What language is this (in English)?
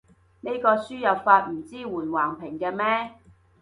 Cantonese